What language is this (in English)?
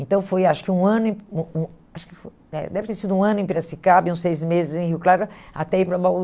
Portuguese